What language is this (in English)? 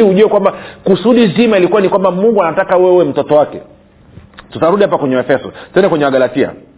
Swahili